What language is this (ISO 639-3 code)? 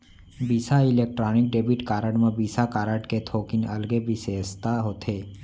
hne